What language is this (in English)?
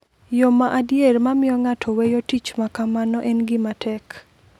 Luo (Kenya and Tanzania)